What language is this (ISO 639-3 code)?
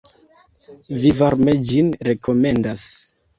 epo